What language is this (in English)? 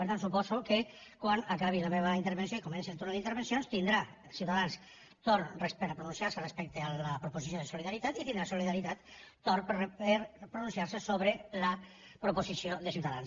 Catalan